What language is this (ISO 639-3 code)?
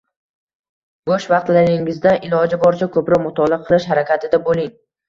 uzb